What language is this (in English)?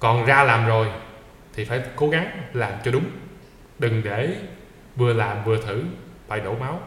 Vietnamese